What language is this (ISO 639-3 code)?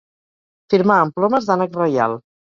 cat